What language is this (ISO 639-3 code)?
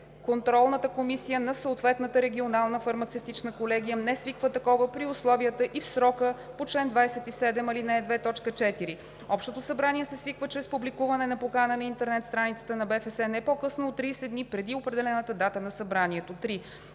bul